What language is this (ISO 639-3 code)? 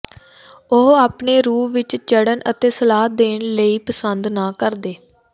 pan